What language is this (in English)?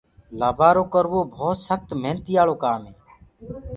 Gurgula